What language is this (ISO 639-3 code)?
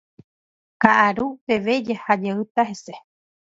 grn